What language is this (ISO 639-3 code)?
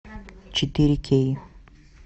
rus